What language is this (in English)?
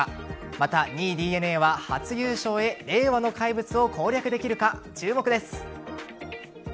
Japanese